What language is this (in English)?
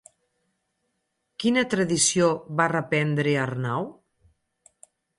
Catalan